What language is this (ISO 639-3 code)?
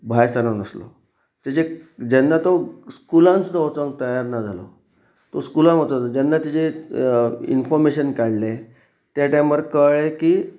kok